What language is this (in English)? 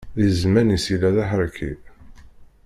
Kabyle